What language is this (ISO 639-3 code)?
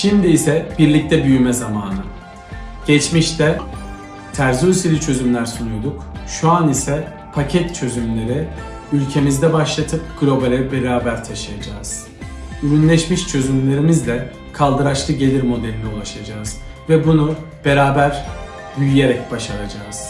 tur